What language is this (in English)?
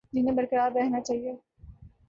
Urdu